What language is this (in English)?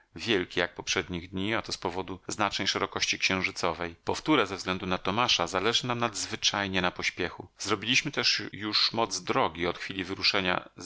Polish